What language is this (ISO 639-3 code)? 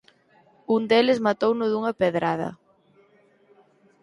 glg